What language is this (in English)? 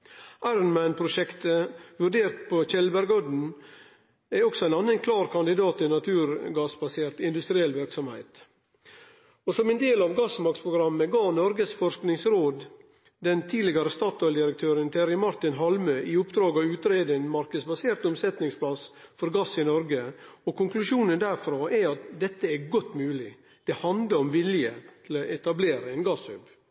Norwegian Nynorsk